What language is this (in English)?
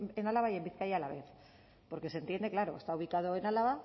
Spanish